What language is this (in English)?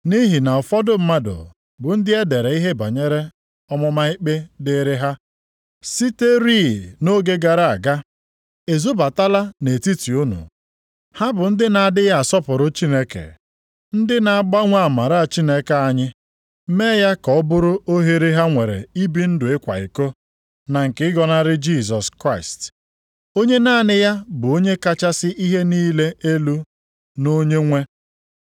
Igbo